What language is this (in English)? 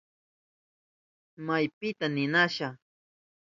Southern Pastaza Quechua